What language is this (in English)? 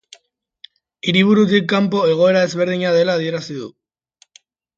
Basque